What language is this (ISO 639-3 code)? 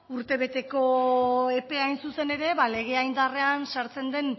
eus